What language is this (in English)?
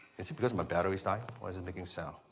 English